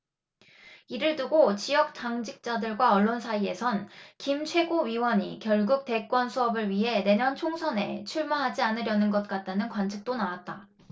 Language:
Korean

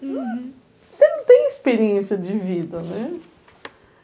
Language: Portuguese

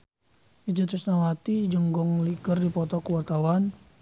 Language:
Sundanese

